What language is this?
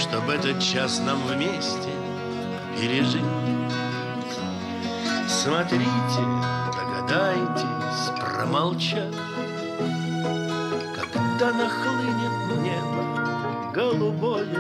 Russian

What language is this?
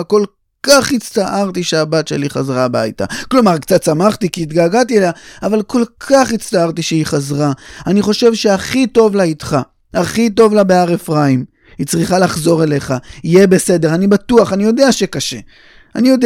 Hebrew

